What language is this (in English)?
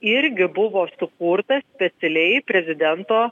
Lithuanian